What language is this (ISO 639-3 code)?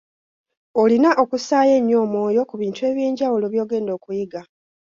lug